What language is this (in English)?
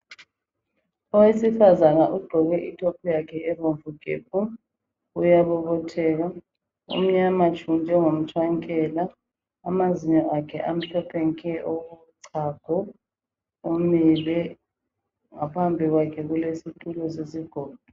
North Ndebele